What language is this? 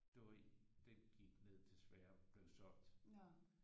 Danish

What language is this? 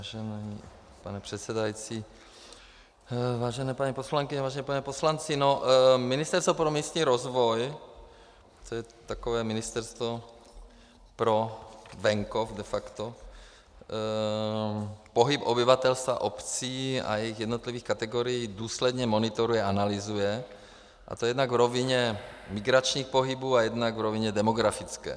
Czech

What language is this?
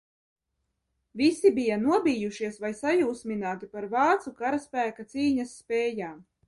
Latvian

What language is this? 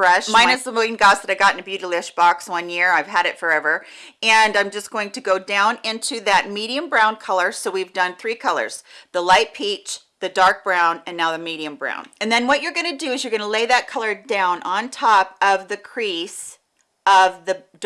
English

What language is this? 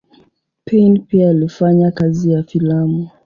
Swahili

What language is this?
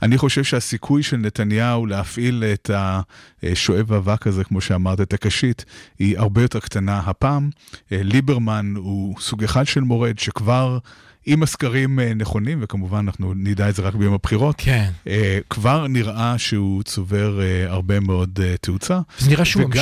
Hebrew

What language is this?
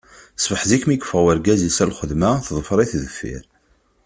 Kabyle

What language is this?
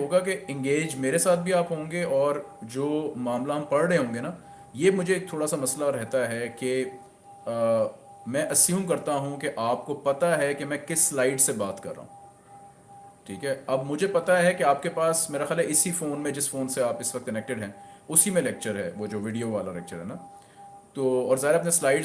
Hindi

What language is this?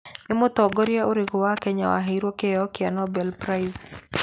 Kikuyu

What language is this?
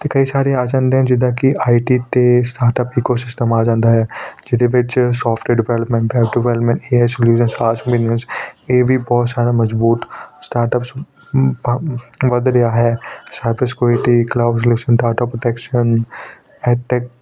Punjabi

